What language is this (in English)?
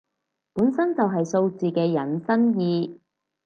Cantonese